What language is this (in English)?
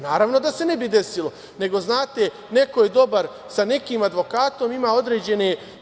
Serbian